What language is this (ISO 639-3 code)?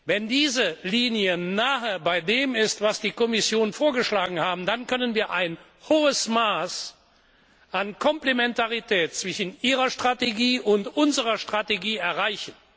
deu